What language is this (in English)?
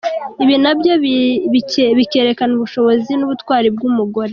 Kinyarwanda